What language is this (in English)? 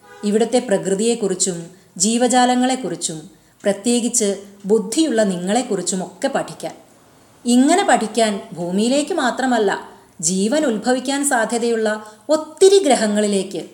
Malayalam